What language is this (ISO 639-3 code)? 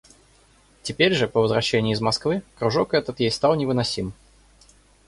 rus